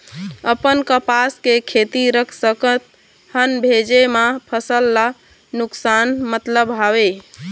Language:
Chhattisgarhi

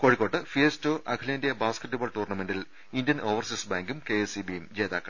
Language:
Malayalam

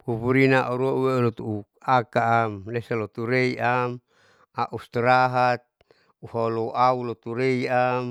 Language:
Saleman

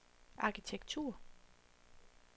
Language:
Danish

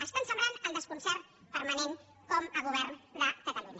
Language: Catalan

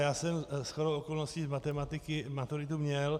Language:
Czech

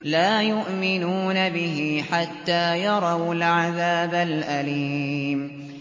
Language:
Arabic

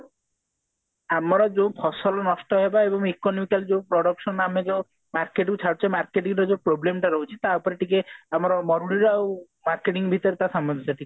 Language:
Odia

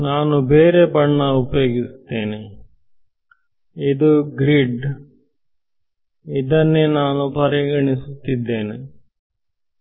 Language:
Kannada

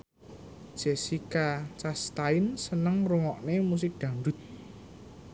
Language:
Javanese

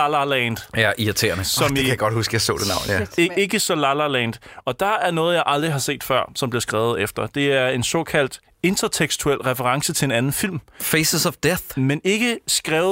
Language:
Danish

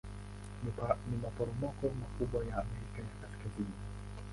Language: Swahili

